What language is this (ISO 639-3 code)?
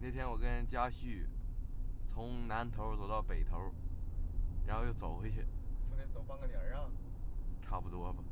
zho